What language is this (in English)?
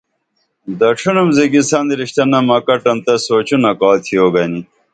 Dameli